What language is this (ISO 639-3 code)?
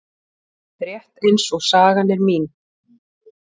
isl